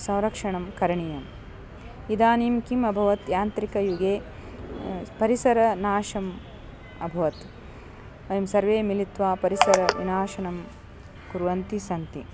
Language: Sanskrit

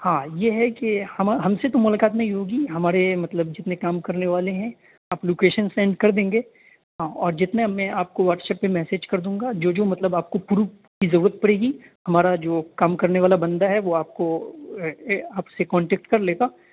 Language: Urdu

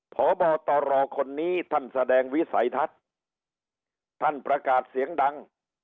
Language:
Thai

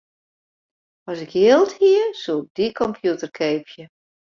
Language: Western Frisian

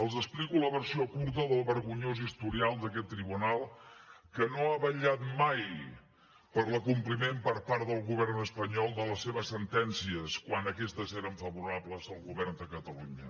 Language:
Catalan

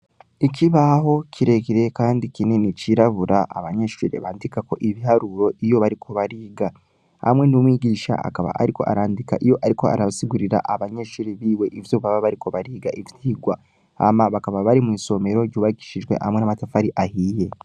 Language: Rundi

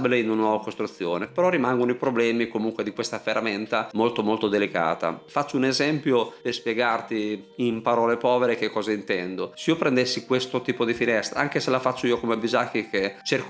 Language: Italian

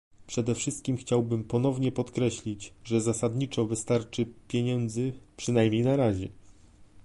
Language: Polish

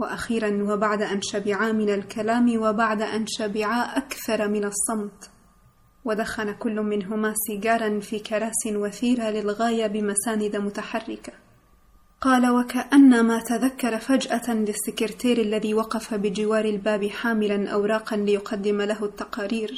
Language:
Arabic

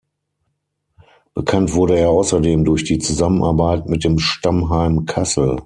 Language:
German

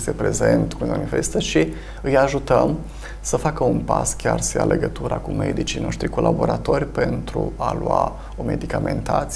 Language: Romanian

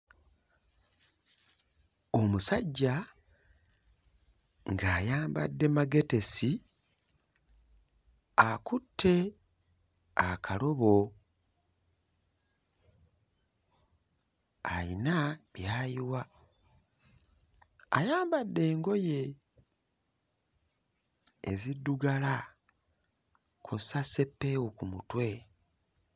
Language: Ganda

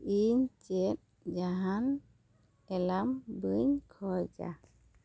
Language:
Santali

